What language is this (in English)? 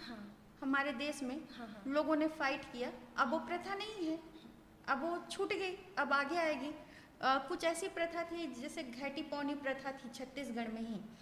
Hindi